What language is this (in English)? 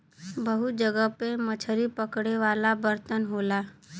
Bhojpuri